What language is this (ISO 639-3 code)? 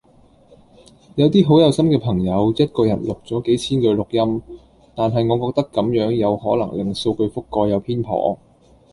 yue